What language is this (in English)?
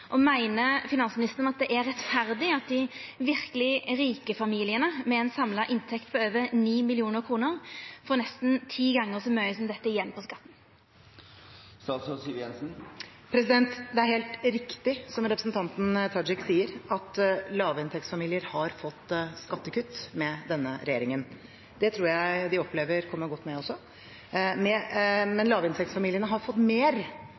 Norwegian